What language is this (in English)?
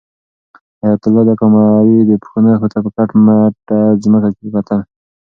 Pashto